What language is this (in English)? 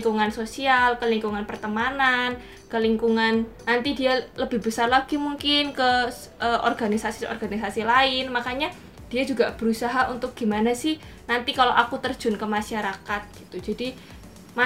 Indonesian